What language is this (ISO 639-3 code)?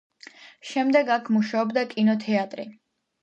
kat